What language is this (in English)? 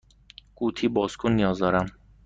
Persian